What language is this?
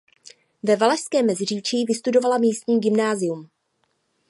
Czech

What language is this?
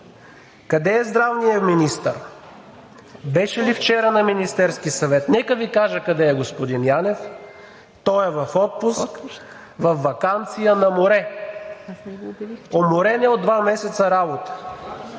Bulgarian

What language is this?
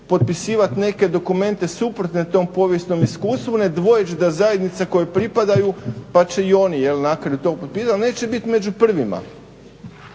Croatian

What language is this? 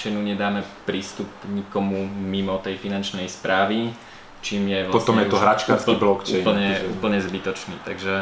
Slovak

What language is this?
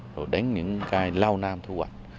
Vietnamese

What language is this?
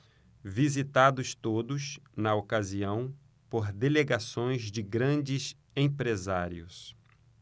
Portuguese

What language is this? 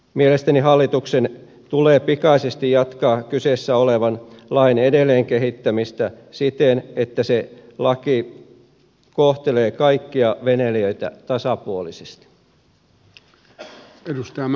Finnish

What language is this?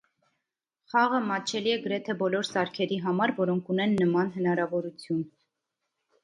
Armenian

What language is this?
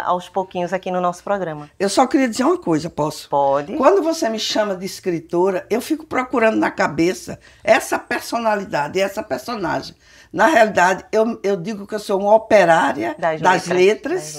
Portuguese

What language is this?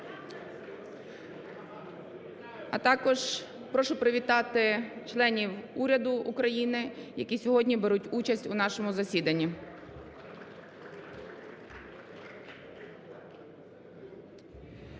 Ukrainian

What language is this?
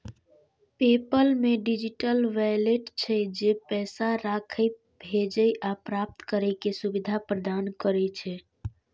Maithili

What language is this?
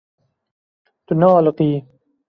Kurdish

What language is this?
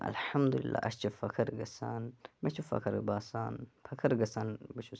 Kashmiri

